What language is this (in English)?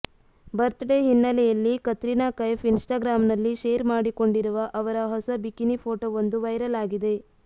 Kannada